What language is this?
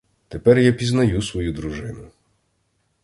Ukrainian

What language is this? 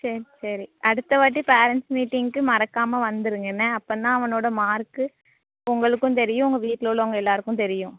Tamil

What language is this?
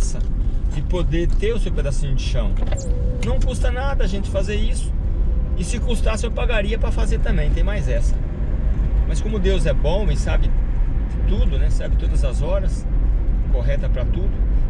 Portuguese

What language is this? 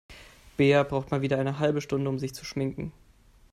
German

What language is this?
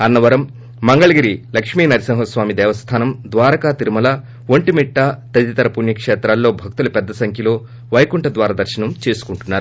Telugu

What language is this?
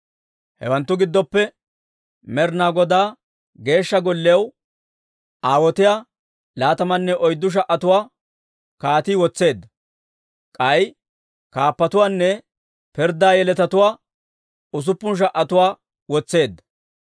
Dawro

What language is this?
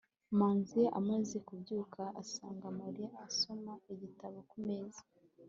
Kinyarwanda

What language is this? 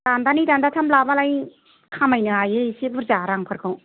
Bodo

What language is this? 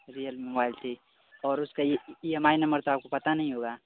Hindi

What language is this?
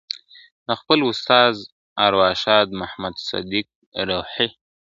Pashto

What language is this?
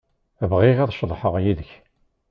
Kabyle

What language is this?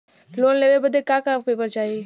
Bhojpuri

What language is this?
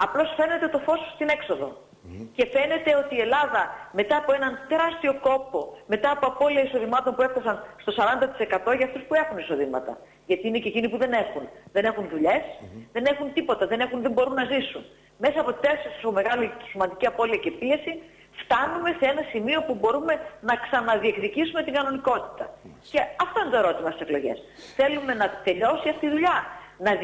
Greek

